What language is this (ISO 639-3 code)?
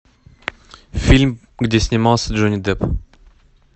rus